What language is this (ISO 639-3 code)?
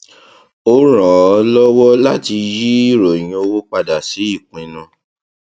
yor